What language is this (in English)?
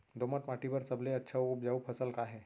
Chhattisgarhi